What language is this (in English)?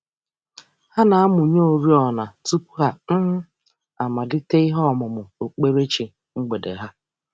Igbo